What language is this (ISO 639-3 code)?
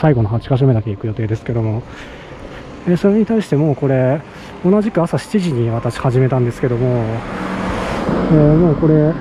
jpn